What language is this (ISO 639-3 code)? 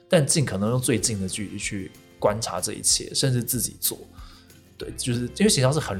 zho